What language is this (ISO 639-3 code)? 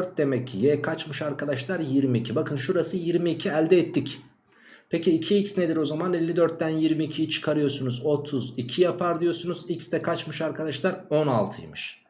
tur